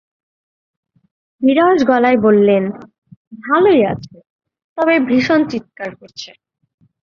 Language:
Bangla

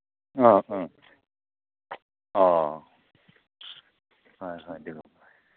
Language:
Manipuri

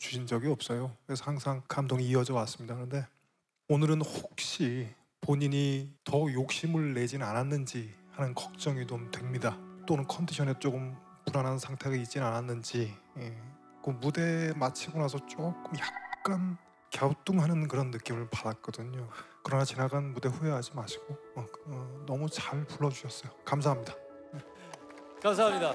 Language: Korean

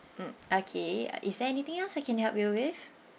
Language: English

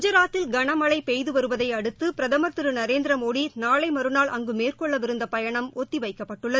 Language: Tamil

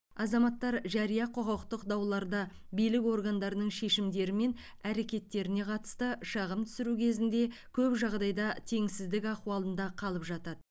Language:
Kazakh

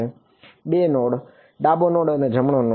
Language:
Gujarati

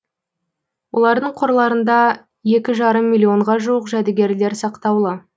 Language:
Kazakh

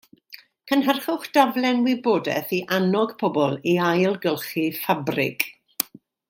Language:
Welsh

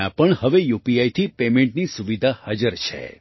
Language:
Gujarati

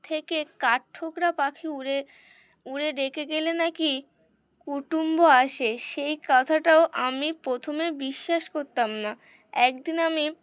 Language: Bangla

